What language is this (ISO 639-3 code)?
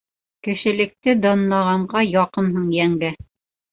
bak